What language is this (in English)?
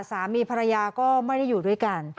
Thai